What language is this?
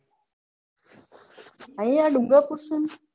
Gujarati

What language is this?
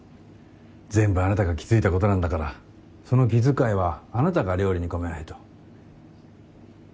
Japanese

